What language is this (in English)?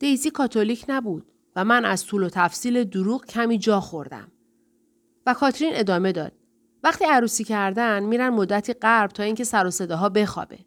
Persian